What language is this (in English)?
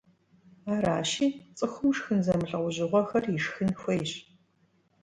Kabardian